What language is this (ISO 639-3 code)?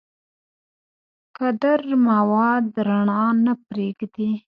pus